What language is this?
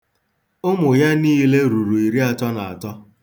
Igbo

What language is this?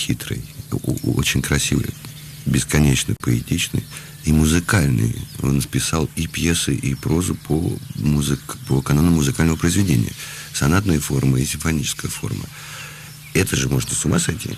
Russian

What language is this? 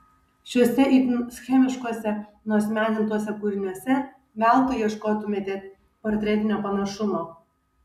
Lithuanian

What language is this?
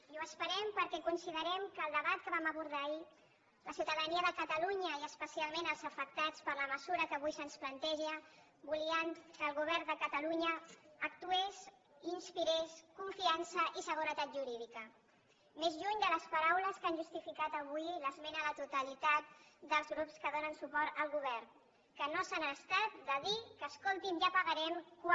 Catalan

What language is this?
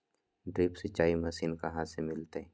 Magahi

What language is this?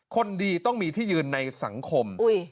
Thai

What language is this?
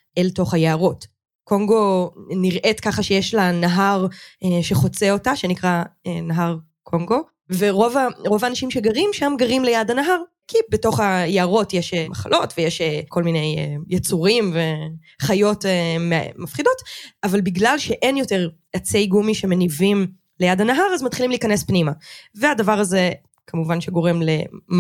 Hebrew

